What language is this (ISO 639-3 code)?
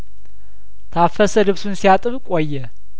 amh